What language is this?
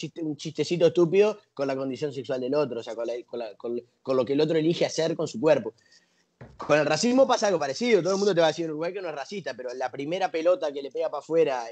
Spanish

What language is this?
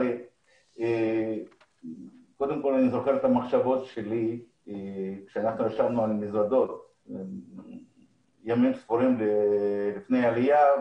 Hebrew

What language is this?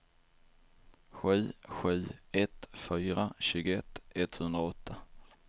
Swedish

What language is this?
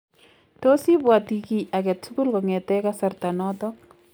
Kalenjin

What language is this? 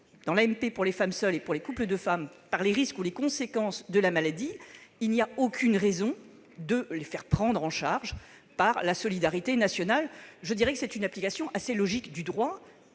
French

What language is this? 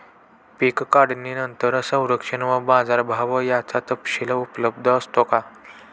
Marathi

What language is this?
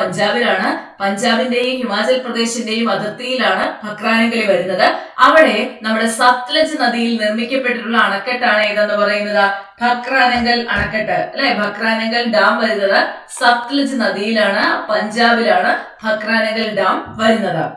Malayalam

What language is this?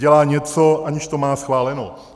Czech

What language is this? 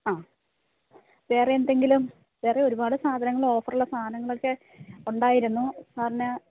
Malayalam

